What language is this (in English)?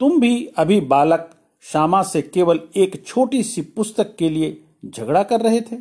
Hindi